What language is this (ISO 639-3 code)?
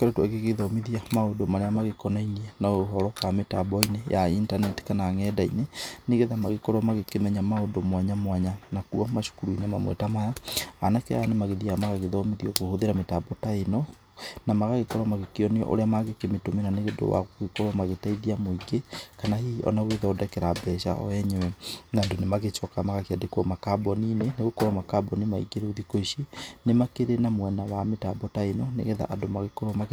kik